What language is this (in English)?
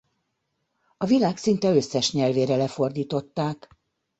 Hungarian